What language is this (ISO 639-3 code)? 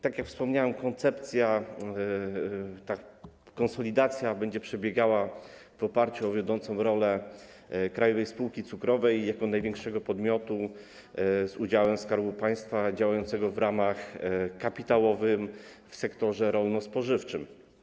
pol